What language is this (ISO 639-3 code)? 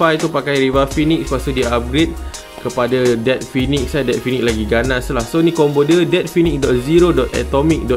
msa